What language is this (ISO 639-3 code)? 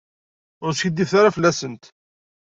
kab